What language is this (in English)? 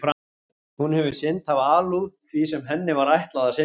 Icelandic